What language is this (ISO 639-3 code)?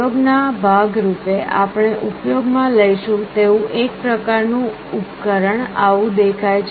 guj